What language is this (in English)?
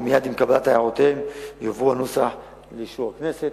Hebrew